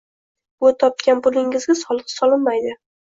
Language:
Uzbek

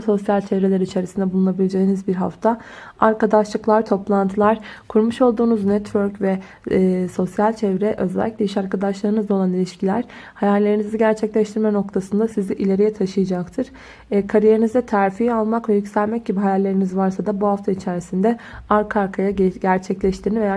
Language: Turkish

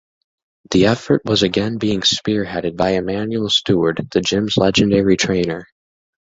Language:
English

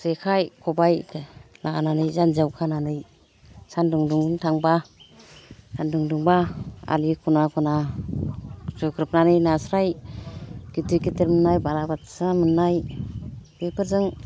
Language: Bodo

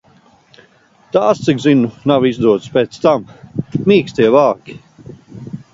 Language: Latvian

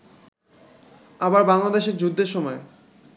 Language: Bangla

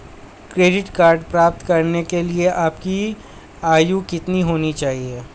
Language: Hindi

